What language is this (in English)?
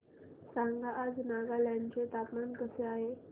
Marathi